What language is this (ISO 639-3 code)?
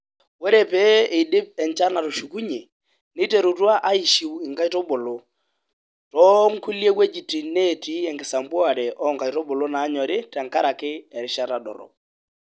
mas